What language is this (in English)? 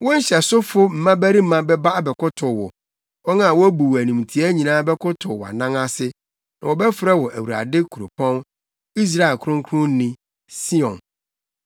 Akan